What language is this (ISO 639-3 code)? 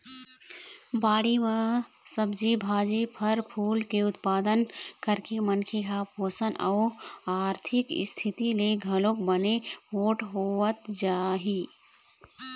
hne